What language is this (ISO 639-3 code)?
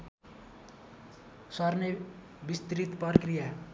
nep